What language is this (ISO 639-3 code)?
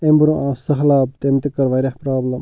kas